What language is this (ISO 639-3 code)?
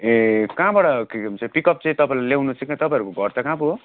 nep